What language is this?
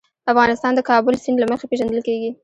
Pashto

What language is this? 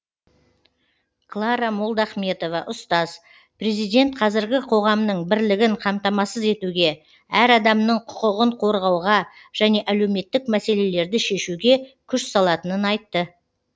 Kazakh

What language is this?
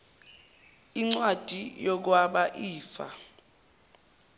Zulu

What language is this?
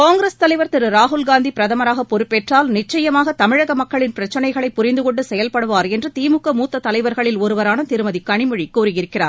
Tamil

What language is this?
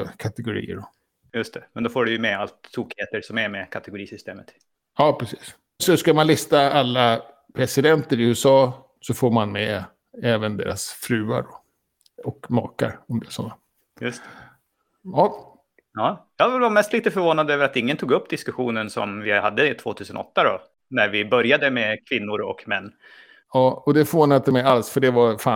Swedish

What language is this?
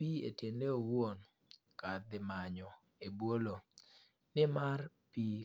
Luo (Kenya and Tanzania)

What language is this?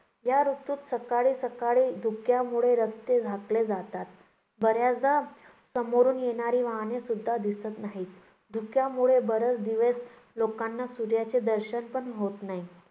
Marathi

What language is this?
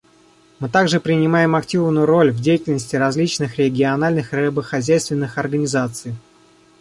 Russian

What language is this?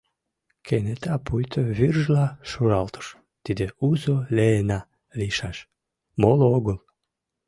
Mari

